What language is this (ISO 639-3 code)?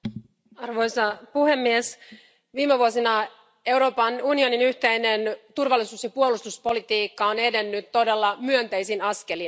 fin